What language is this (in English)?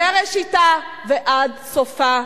Hebrew